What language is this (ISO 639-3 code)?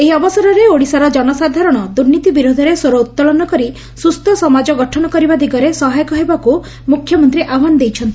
ori